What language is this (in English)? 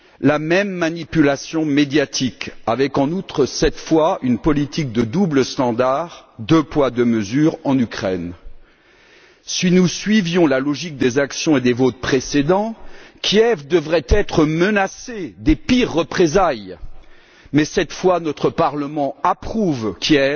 French